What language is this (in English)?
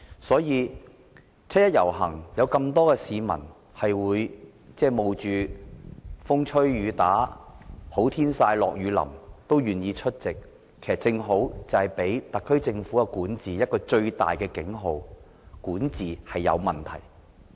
Cantonese